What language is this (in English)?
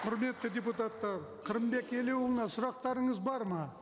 Kazakh